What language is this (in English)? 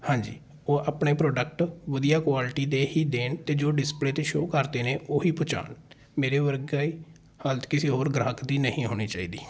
Punjabi